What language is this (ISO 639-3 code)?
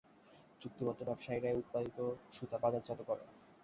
ben